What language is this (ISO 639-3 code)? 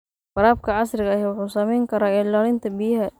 som